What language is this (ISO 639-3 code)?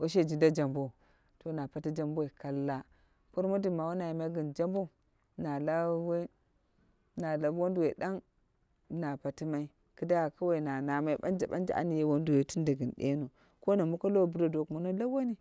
kna